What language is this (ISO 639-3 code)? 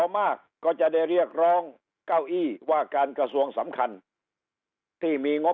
tha